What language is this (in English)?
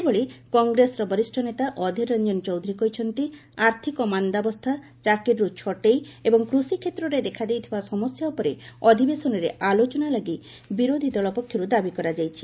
Odia